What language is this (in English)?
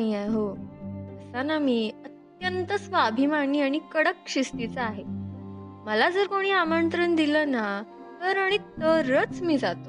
Hindi